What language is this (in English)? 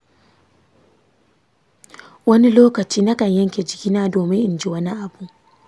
Hausa